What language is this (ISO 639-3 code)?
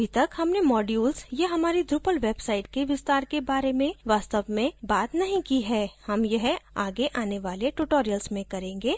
hin